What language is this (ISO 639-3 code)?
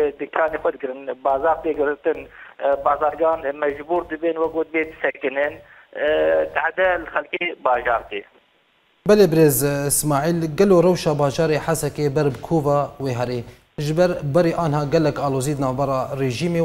ara